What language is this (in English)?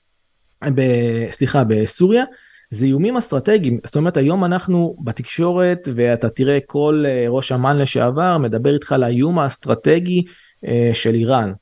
Hebrew